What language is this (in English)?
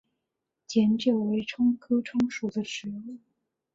Chinese